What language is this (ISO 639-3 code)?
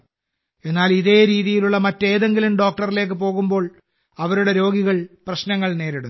mal